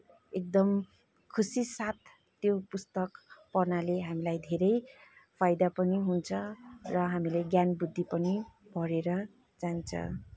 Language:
Nepali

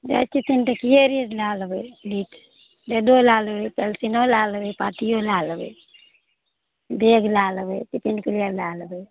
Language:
Maithili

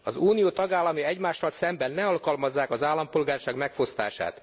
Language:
Hungarian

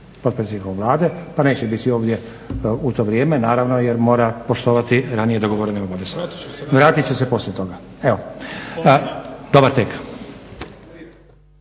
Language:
Croatian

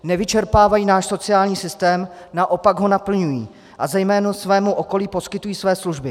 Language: Czech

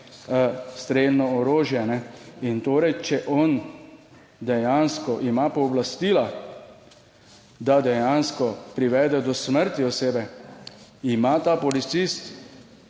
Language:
Slovenian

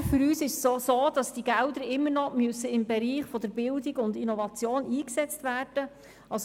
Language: Swiss German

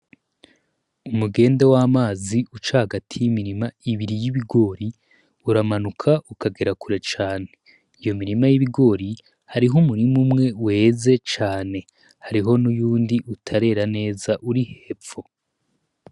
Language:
Rundi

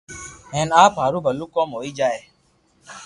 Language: Loarki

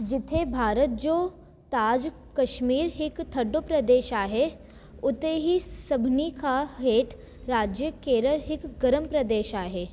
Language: Sindhi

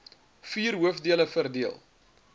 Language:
Afrikaans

